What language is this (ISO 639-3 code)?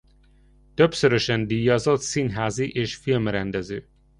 hun